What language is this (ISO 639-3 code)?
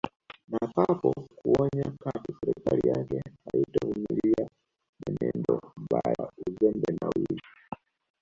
swa